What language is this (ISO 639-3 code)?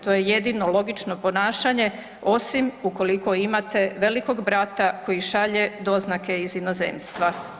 hrv